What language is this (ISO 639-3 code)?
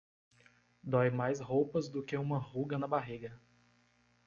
por